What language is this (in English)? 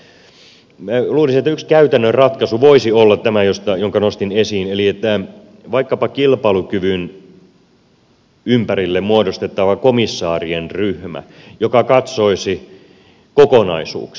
Finnish